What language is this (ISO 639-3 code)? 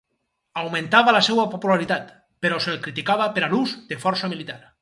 cat